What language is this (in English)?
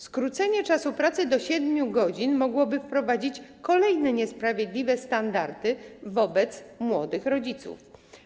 Polish